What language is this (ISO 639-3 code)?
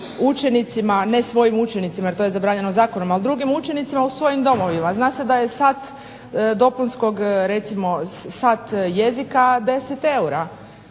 hrv